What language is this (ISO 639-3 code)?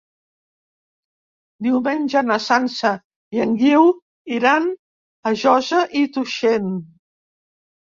cat